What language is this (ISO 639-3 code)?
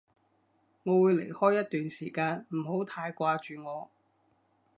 yue